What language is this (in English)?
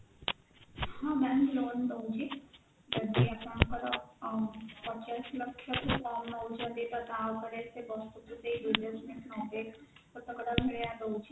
Odia